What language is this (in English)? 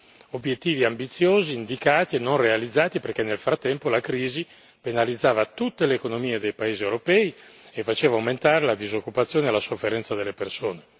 Italian